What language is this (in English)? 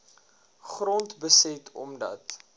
Afrikaans